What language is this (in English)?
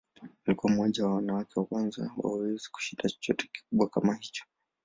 Swahili